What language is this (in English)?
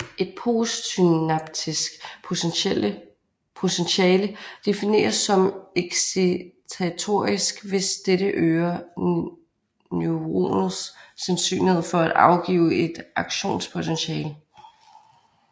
Danish